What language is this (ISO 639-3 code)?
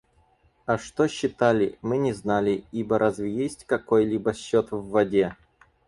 rus